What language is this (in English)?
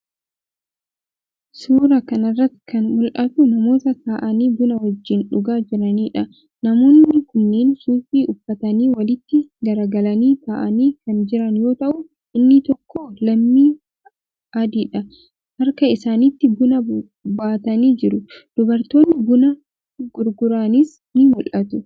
Oromo